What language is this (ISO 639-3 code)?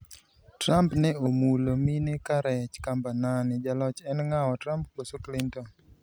luo